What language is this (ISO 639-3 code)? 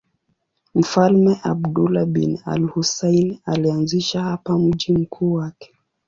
swa